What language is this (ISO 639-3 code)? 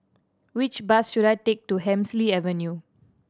eng